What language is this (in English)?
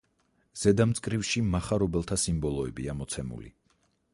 Georgian